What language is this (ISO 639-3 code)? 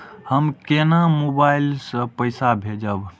mai